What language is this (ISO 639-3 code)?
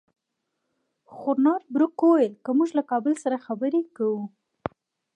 pus